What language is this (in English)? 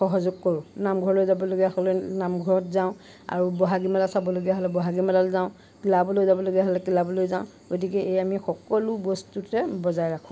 Assamese